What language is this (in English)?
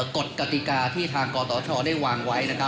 Thai